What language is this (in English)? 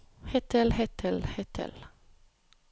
Norwegian